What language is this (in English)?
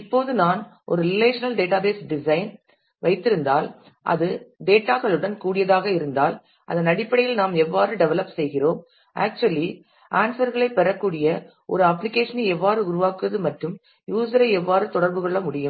Tamil